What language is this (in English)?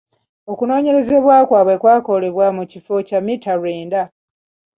Ganda